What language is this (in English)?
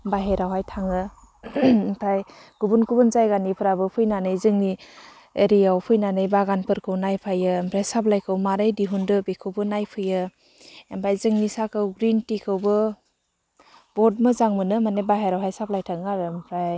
Bodo